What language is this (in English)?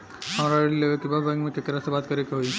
Bhojpuri